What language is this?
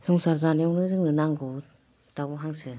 Bodo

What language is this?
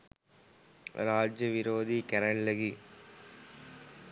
Sinhala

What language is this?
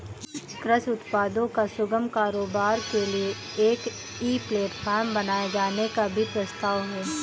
Hindi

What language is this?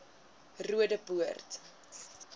Afrikaans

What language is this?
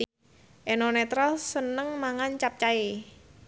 Javanese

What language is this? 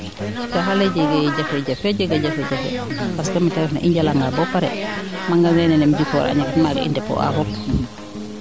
Serer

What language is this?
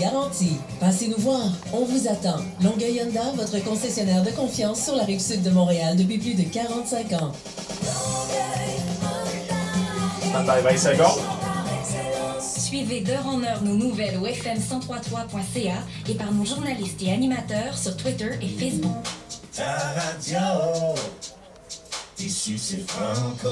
French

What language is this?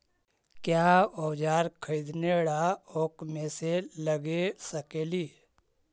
Magahi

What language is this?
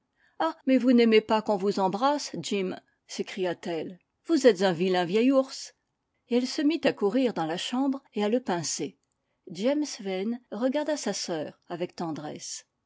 French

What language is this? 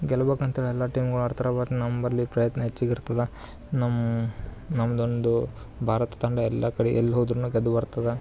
Kannada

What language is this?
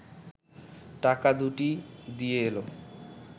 Bangla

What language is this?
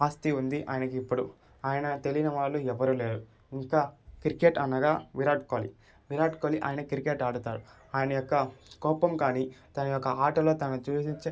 Telugu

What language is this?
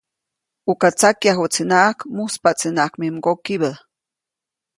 Copainalá Zoque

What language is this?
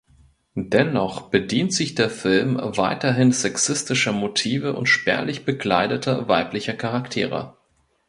German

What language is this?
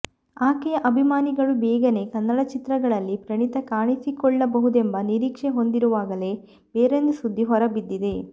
Kannada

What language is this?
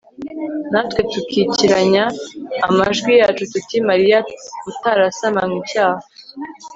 Kinyarwanda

